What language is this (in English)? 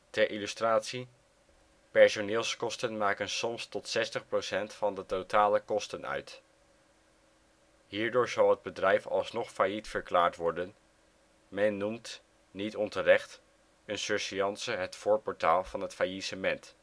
Dutch